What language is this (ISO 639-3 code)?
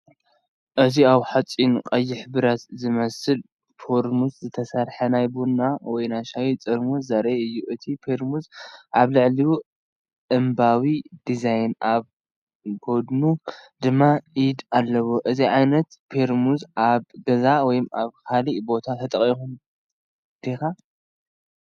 tir